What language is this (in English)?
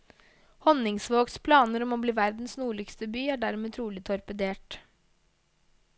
Norwegian